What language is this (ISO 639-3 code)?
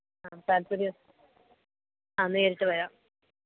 mal